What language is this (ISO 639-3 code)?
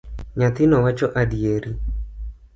luo